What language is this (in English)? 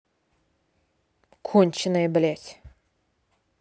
Russian